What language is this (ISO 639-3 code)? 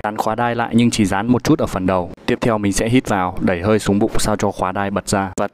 vie